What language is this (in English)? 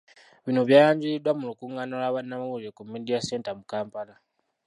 Ganda